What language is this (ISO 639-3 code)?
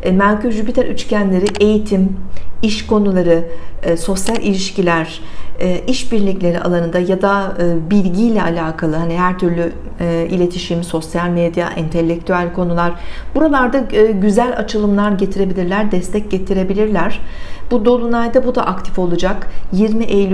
tur